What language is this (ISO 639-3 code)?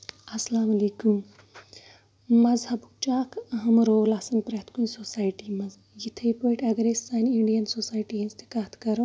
kas